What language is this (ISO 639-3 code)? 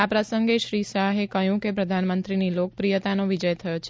guj